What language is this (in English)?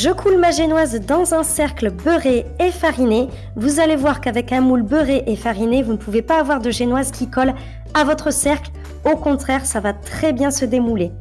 French